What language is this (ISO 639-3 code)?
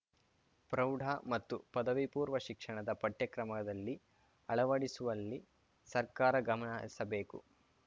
kan